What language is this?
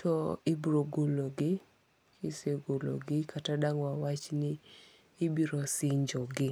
Luo (Kenya and Tanzania)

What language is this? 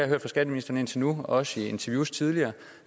Danish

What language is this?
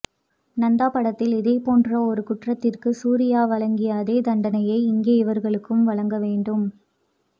Tamil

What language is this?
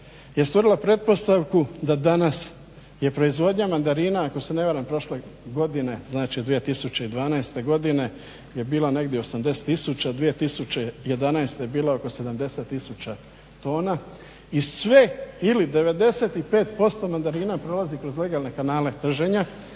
Croatian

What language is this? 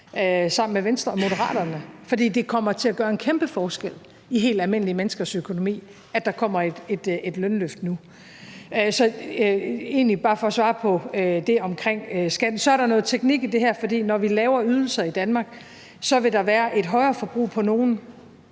Danish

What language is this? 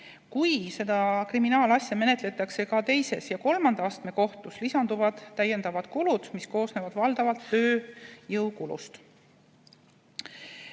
Estonian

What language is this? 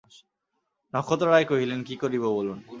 Bangla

